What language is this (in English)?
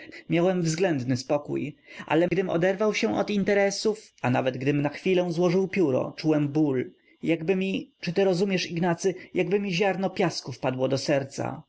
Polish